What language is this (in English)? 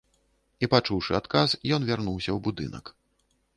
Belarusian